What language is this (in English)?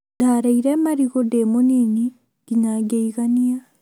Kikuyu